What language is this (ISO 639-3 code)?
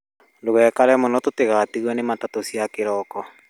kik